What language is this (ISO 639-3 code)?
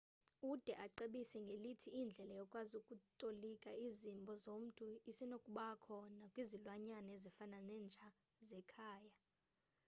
xho